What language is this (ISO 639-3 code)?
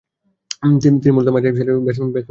ben